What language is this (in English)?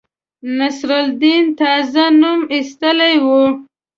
Pashto